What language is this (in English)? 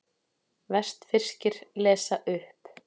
Icelandic